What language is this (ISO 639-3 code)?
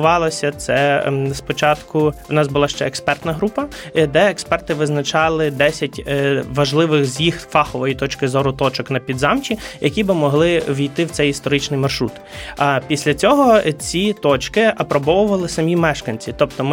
ukr